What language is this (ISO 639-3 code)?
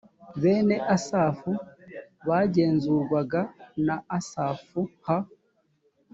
kin